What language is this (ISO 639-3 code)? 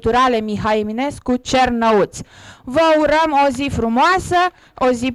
ron